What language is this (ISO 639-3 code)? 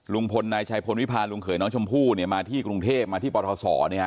tha